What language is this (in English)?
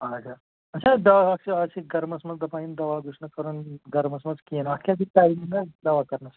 Kashmiri